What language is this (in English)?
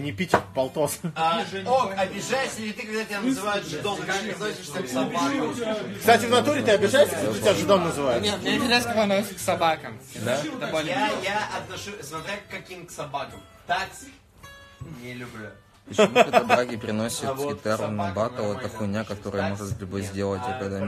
Russian